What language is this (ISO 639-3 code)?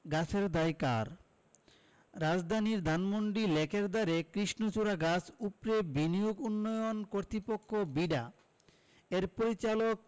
ben